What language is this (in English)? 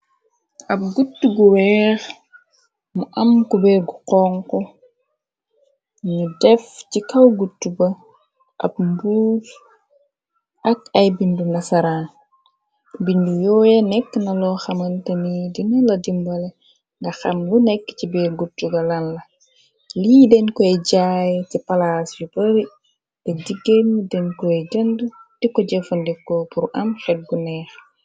Wolof